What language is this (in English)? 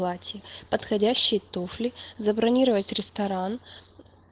Russian